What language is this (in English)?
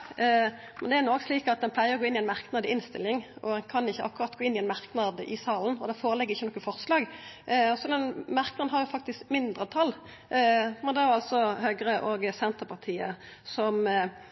Norwegian Nynorsk